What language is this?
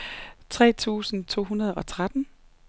Danish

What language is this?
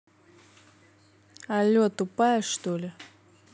Russian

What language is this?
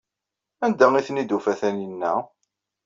Kabyle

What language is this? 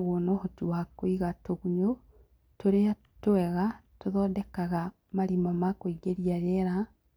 Kikuyu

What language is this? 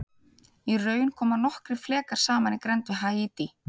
Icelandic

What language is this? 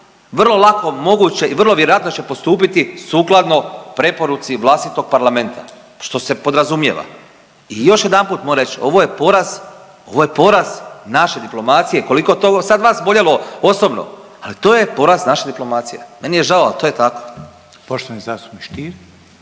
Croatian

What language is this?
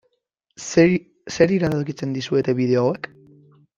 Basque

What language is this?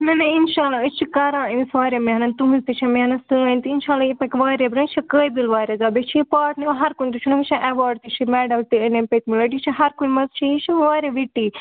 Kashmiri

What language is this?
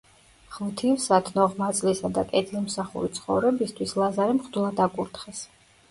Georgian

